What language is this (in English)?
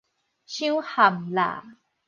Min Nan Chinese